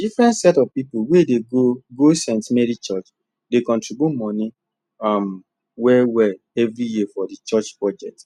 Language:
Nigerian Pidgin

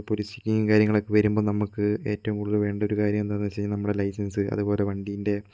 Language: Malayalam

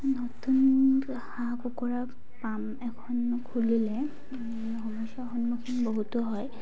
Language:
Assamese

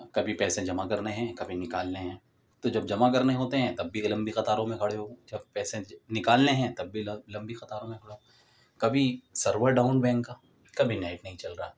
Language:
Urdu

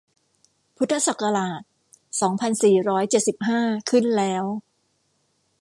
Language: Thai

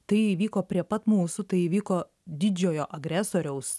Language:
Lithuanian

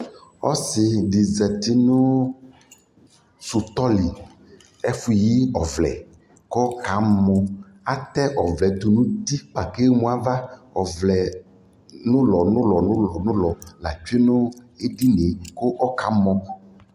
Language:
Ikposo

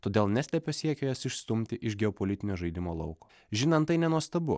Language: Lithuanian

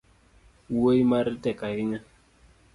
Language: Luo (Kenya and Tanzania)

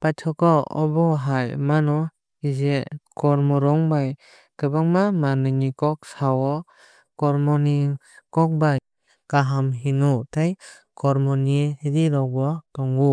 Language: Kok Borok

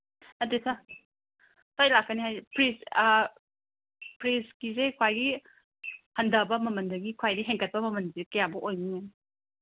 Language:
Manipuri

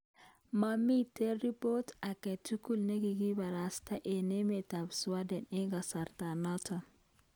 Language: Kalenjin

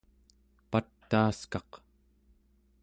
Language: Central Yupik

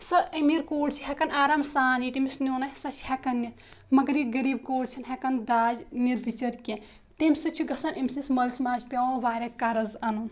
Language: Kashmiri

